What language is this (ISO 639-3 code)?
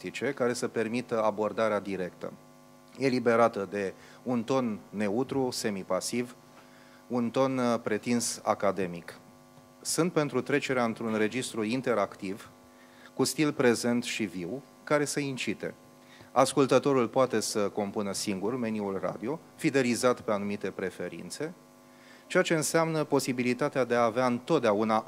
ron